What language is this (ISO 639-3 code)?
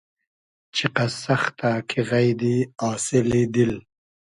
haz